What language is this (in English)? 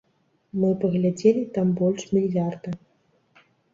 Belarusian